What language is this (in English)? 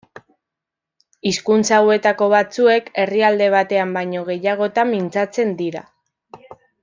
Basque